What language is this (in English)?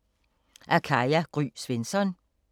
Danish